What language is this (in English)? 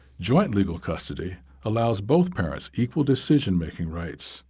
English